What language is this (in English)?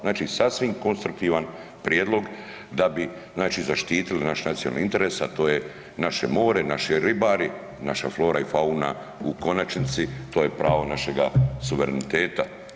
Croatian